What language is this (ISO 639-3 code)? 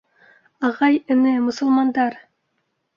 bak